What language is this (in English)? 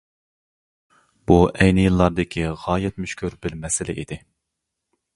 Uyghur